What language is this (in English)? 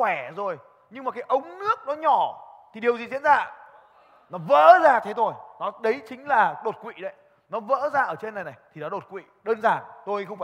Vietnamese